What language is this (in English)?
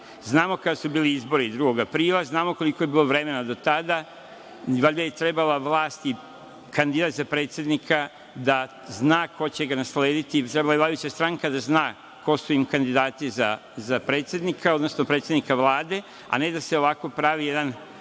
Serbian